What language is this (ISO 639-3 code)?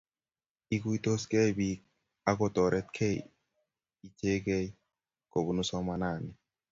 kln